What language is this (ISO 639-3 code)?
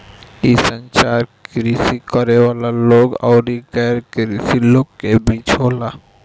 bho